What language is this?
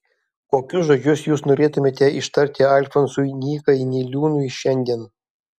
Lithuanian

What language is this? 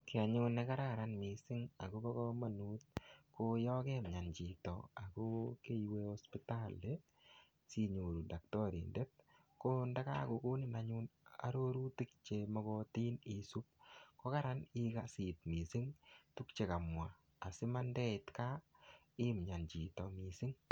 Kalenjin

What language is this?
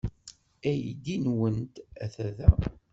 Kabyle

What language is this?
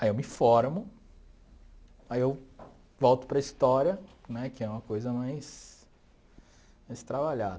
Portuguese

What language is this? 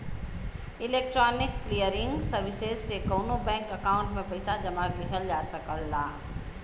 Bhojpuri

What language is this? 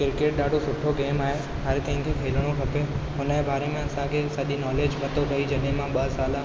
Sindhi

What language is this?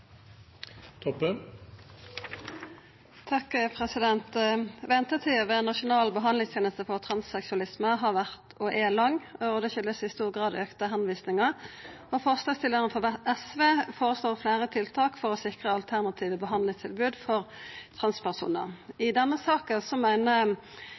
Norwegian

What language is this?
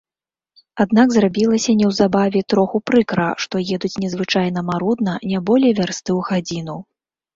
Belarusian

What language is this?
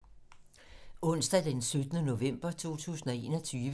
Danish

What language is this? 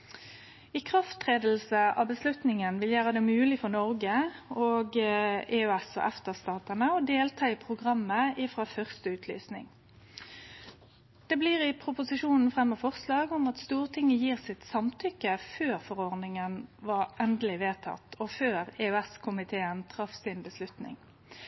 Norwegian Nynorsk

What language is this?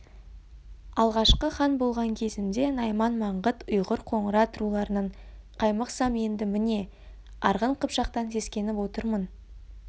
Kazakh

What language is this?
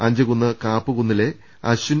Malayalam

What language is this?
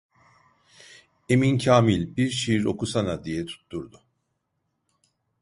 Turkish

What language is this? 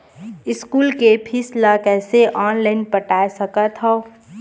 Chhattisgarhi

